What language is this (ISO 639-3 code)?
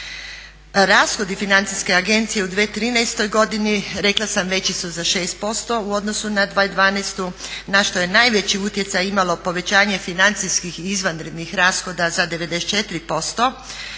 hrv